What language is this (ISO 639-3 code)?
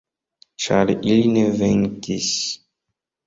epo